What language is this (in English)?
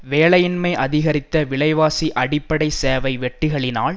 Tamil